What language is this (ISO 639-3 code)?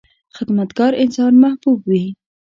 pus